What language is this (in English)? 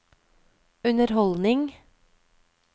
Norwegian